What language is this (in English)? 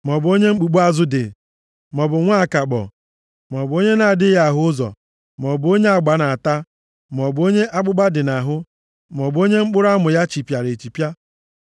Igbo